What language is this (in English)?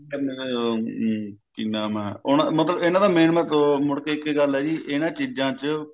Punjabi